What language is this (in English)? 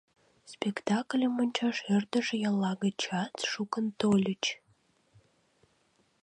Mari